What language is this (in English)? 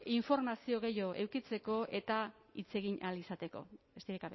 Basque